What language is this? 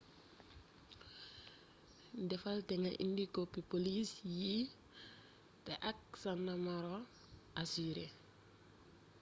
Wolof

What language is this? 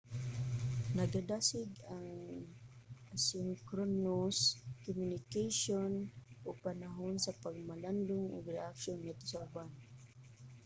Cebuano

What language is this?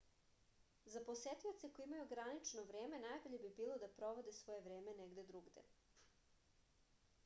Serbian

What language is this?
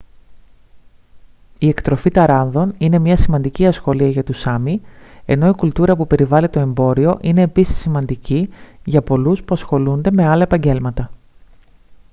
Greek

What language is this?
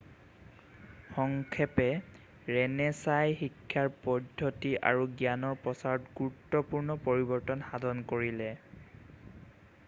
Assamese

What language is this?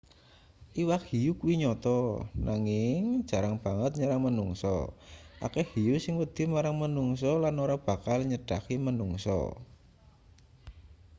Javanese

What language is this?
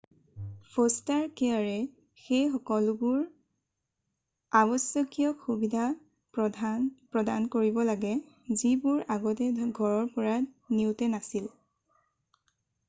Assamese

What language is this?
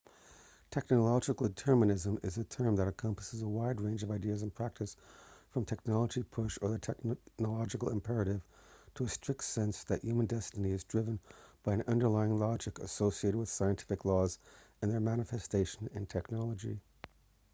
English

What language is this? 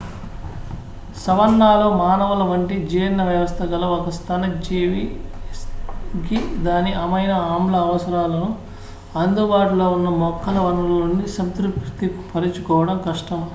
Telugu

